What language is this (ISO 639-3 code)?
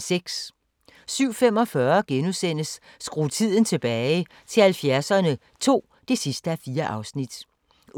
dan